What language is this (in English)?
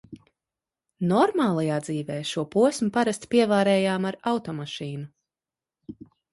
Latvian